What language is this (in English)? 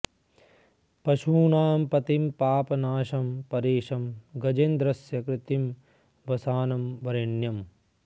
Sanskrit